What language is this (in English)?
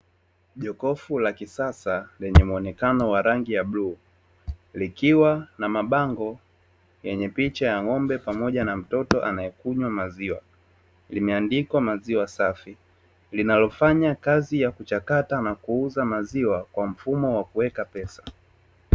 Swahili